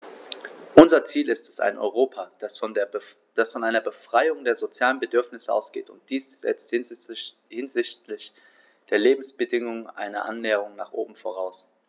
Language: German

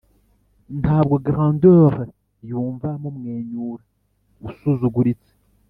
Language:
Kinyarwanda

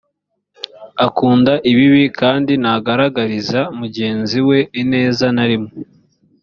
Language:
Kinyarwanda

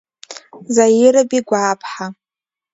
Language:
Abkhazian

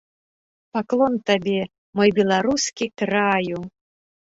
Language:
Belarusian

